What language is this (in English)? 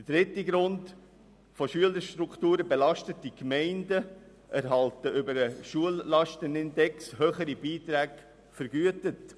Swiss German